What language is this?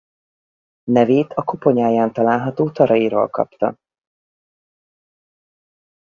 Hungarian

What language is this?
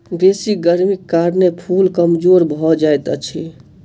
Maithili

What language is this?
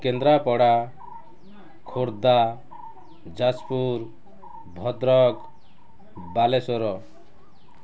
Odia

